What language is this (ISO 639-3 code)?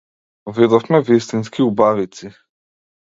mkd